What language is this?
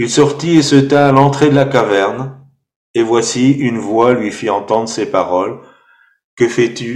French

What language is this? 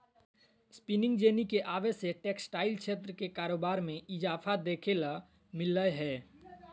Magahi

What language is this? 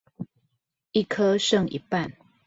Chinese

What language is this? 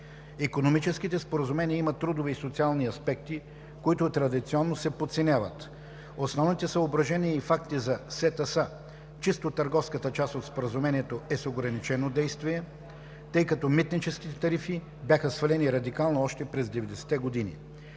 Bulgarian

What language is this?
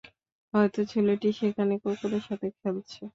Bangla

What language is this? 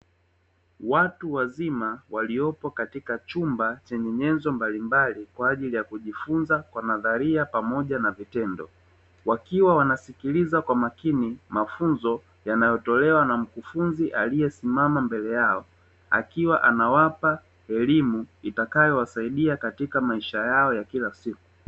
Swahili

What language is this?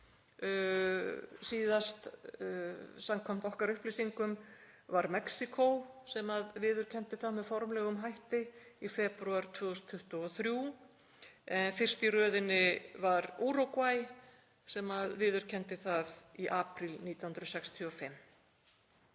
Icelandic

